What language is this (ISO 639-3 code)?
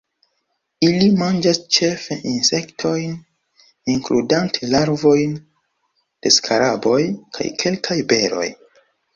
epo